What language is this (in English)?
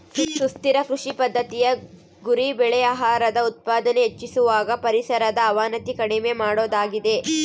Kannada